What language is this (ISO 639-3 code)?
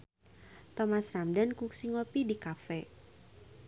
sun